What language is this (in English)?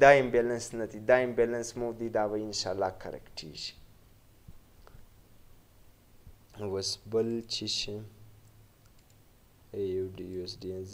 Romanian